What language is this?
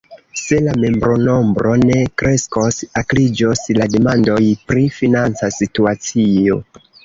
Esperanto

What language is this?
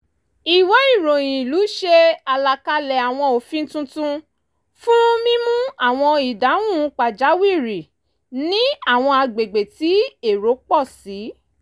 Yoruba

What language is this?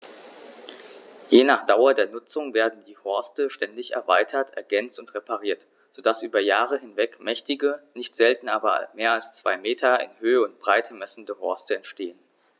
German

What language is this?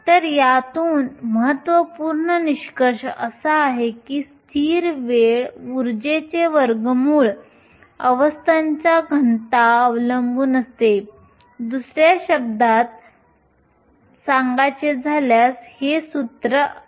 Marathi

